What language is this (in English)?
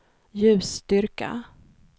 Swedish